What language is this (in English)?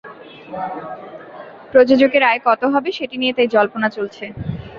Bangla